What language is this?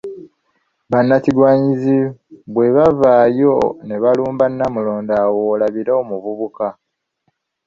Ganda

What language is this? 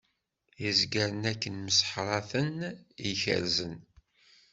Kabyle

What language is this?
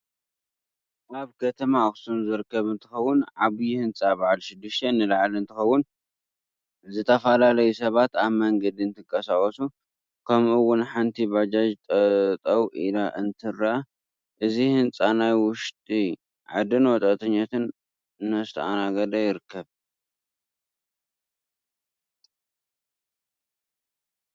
Tigrinya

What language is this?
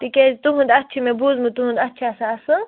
Kashmiri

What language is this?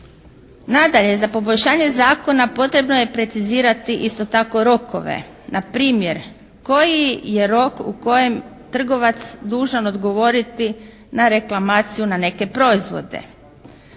Croatian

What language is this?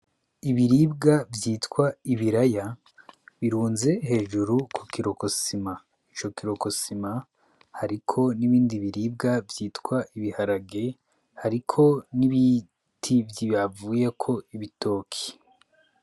Rundi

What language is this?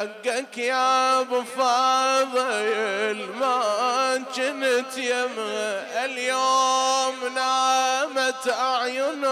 Arabic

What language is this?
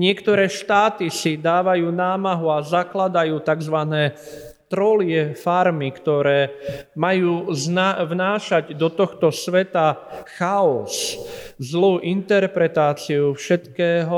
Slovak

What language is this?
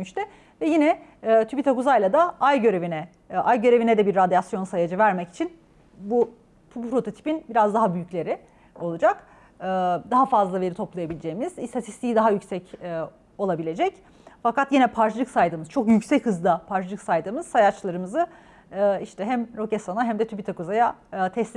Turkish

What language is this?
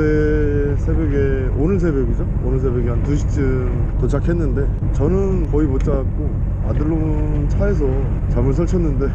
Korean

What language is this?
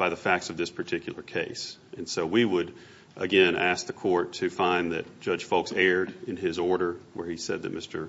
English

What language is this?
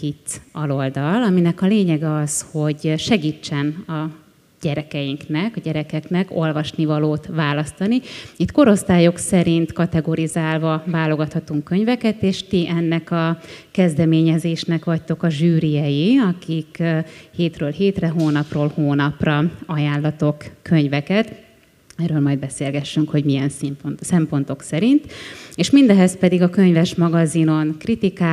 Hungarian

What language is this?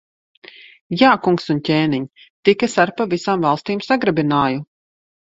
Latvian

